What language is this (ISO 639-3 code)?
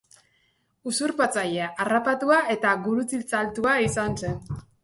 eus